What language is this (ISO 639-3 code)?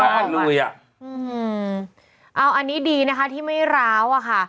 tha